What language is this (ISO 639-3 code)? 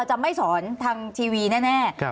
tha